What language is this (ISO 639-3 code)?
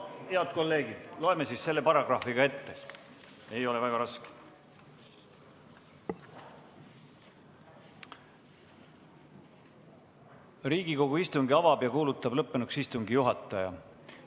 est